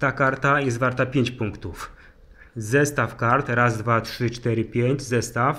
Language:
Polish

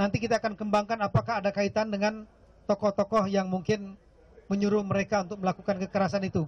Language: Indonesian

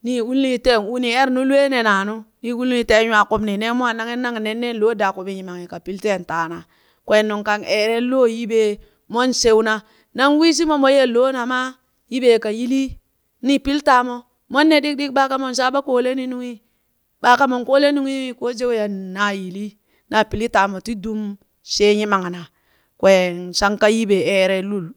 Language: Burak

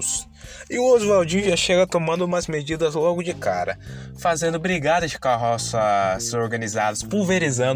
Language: Portuguese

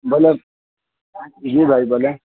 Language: Urdu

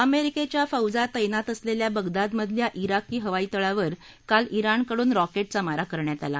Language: Marathi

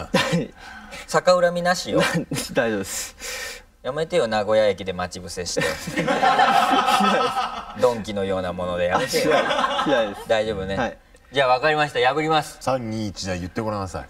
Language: Japanese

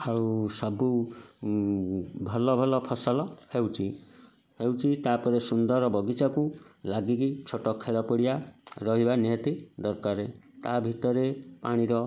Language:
Odia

